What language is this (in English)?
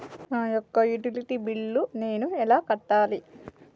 Telugu